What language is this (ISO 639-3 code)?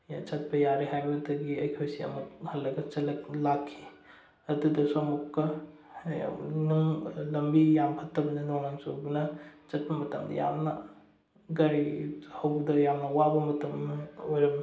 mni